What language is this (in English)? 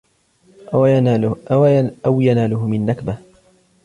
Arabic